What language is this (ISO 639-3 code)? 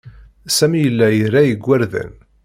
kab